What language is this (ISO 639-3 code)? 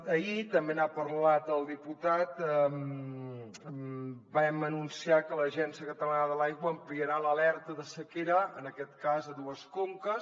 cat